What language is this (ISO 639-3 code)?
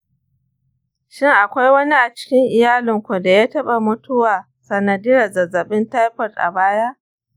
hau